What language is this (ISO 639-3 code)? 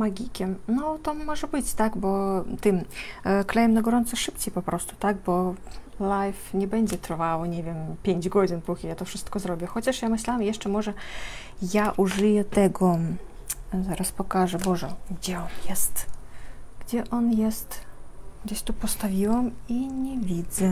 pol